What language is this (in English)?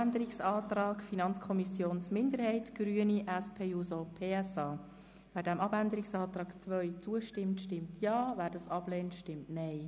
Swiss German